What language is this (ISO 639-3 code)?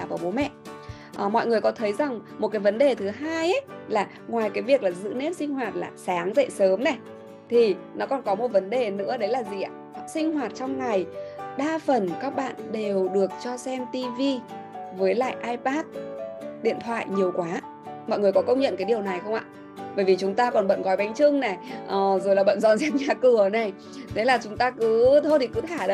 vie